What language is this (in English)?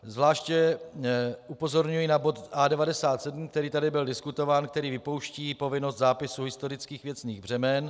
Czech